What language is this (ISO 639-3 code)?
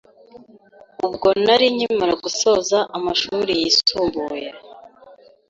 kin